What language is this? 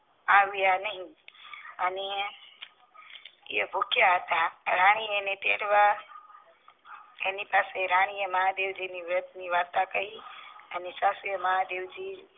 Gujarati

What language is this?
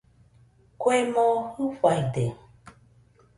Nüpode Huitoto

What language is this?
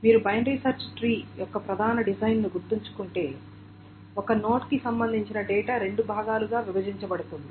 Telugu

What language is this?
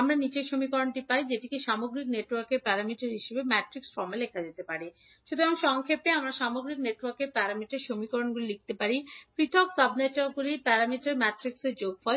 Bangla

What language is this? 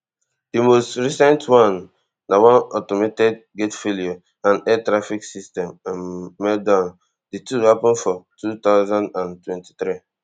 Nigerian Pidgin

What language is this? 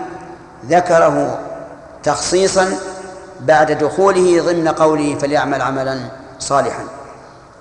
Arabic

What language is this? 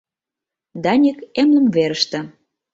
Mari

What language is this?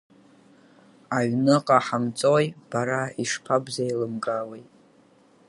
Abkhazian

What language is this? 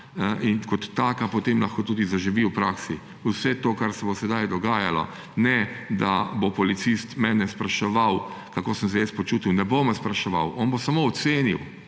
Slovenian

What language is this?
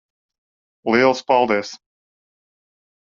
Latvian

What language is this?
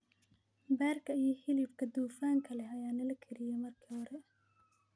Somali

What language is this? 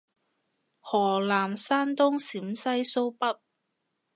Cantonese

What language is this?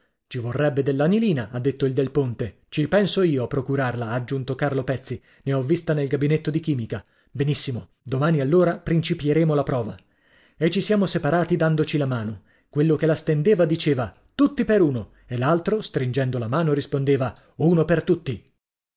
Italian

